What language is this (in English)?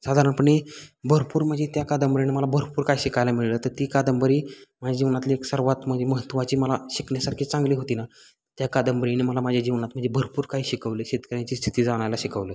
Marathi